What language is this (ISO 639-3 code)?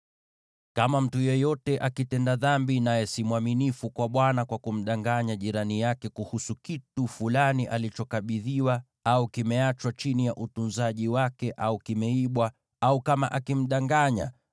swa